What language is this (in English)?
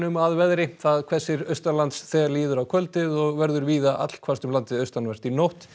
Icelandic